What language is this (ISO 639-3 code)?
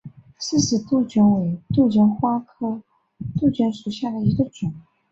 zho